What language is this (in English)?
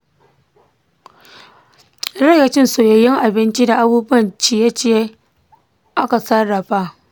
Hausa